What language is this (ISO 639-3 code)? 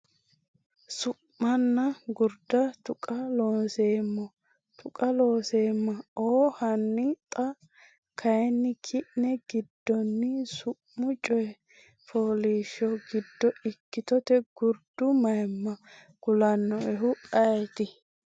sid